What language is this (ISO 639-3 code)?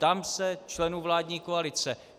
ces